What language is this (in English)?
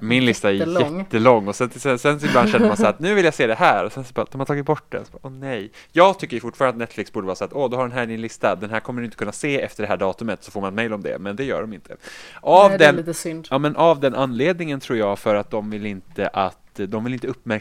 Swedish